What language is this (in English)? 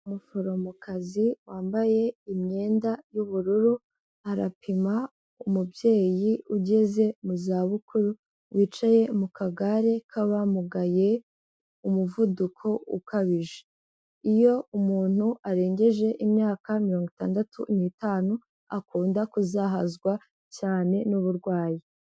Kinyarwanda